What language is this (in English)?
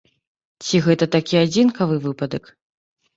Belarusian